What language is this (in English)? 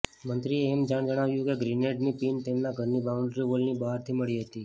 Gujarati